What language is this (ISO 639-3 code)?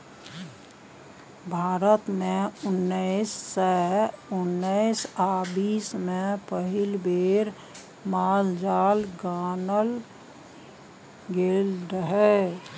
mai